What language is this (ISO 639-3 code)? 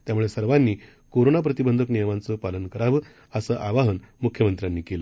mar